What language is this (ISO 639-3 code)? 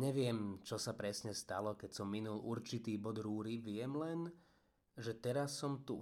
slk